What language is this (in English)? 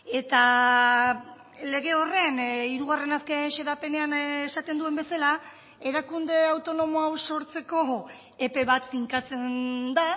Basque